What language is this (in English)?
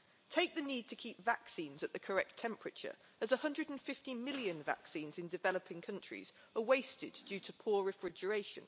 English